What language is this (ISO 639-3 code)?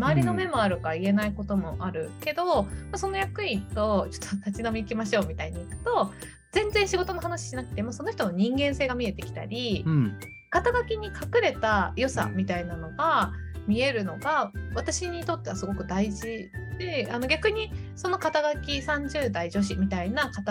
jpn